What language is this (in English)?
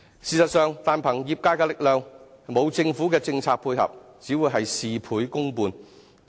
Cantonese